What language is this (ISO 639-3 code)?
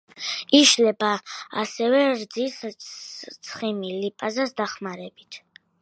kat